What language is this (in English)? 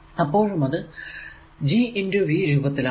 Malayalam